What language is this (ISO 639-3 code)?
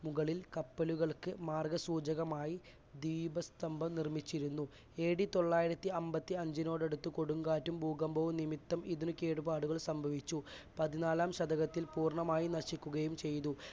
mal